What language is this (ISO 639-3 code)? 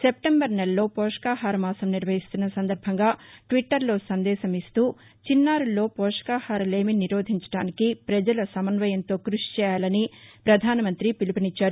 tel